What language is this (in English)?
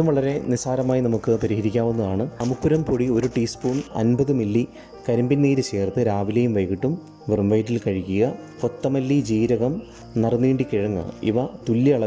Malayalam